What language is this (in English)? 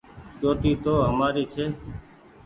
Goaria